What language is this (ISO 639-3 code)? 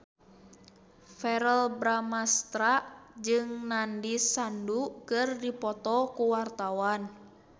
sun